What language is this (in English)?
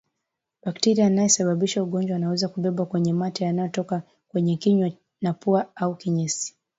Swahili